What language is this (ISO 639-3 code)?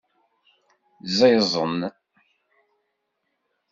kab